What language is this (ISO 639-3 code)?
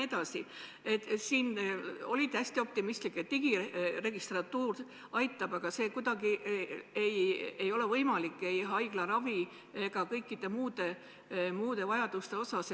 est